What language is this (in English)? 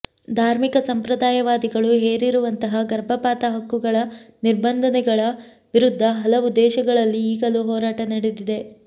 Kannada